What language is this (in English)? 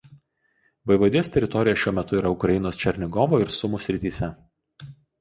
Lithuanian